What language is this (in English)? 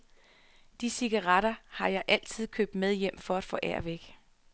Danish